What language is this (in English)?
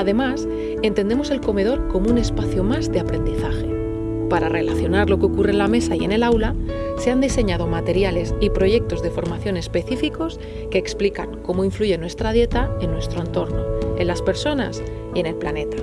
Spanish